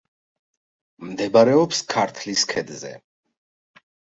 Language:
Georgian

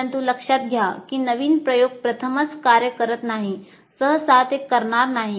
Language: Marathi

